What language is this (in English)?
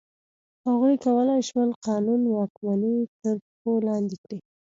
Pashto